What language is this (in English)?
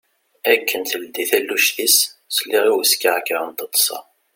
Kabyle